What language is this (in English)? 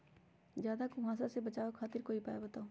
Magahi